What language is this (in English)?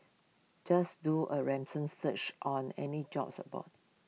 English